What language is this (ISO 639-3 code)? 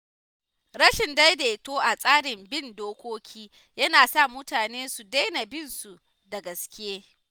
hau